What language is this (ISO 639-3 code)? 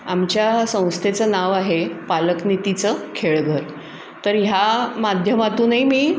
mar